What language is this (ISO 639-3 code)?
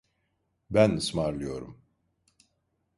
tur